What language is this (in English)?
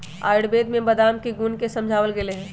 Magahi